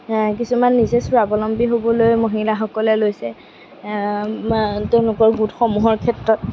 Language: Assamese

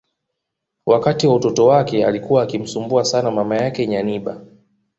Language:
Swahili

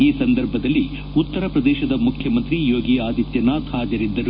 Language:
Kannada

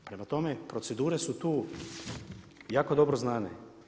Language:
Croatian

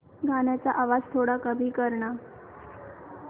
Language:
Marathi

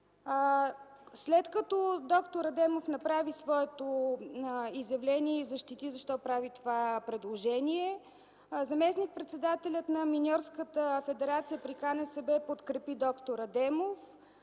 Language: Bulgarian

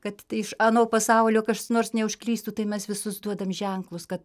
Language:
Lithuanian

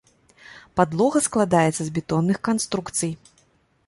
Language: Belarusian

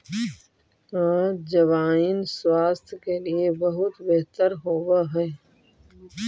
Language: Magahi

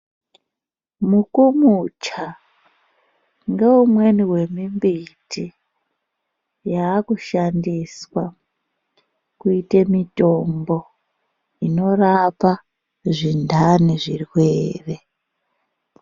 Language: Ndau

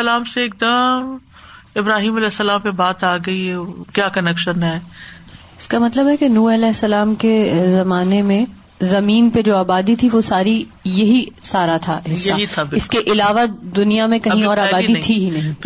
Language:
Urdu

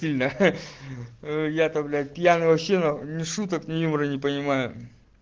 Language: Russian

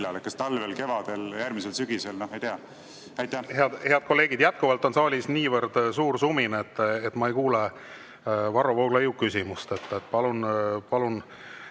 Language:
Estonian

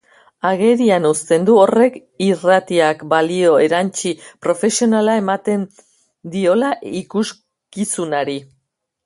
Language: Basque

